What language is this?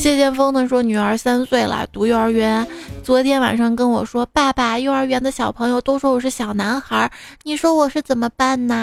Chinese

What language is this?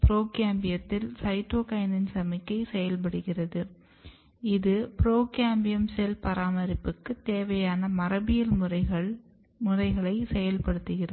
Tamil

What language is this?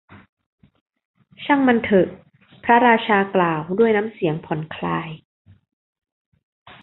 Thai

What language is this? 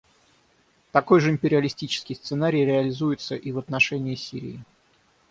Russian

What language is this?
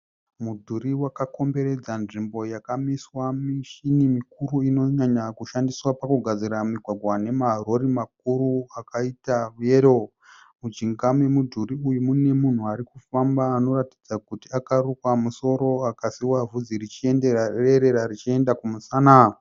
Shona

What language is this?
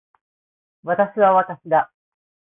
Japanese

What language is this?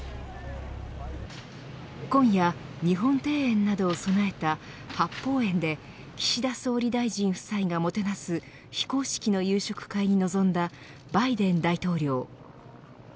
Japanese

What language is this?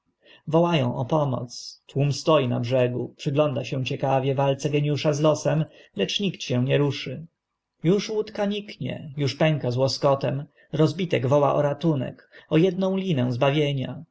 Polish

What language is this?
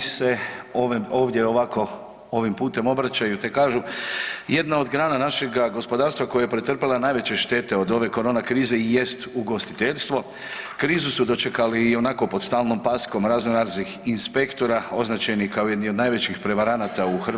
Croatian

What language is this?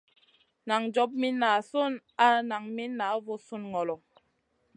Masana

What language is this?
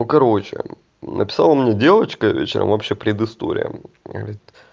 Russian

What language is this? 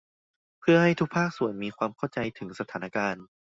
Thai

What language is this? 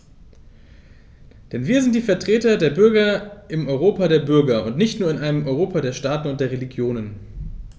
German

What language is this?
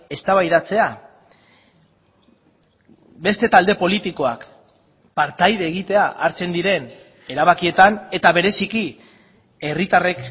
Basque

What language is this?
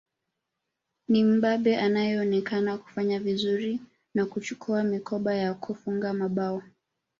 Swahili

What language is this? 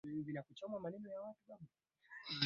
Swahili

